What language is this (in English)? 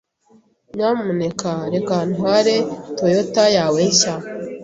Kinyarwanda